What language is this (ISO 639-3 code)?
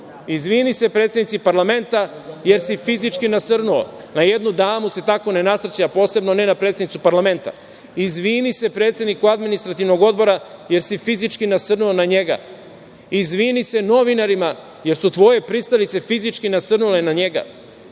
srp